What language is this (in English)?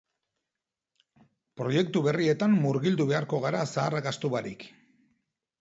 Basque